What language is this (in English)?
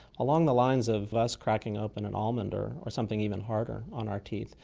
English